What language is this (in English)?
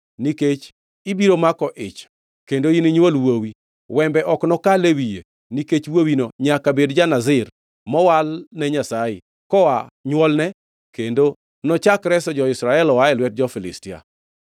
Luo (Kenya and Tanzania)